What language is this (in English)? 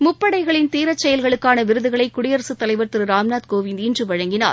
Tamil